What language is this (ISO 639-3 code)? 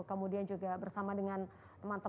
ind